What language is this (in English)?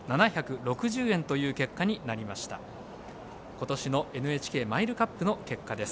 Japanese